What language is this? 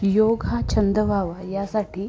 Marathi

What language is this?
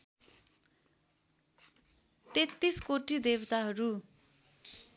Nepali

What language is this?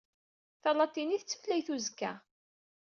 Kabyle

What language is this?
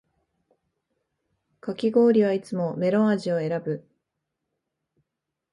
Japanese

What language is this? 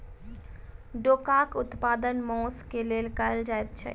Maithili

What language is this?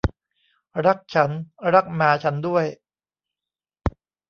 Thai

